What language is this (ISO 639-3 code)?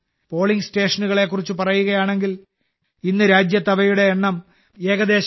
mal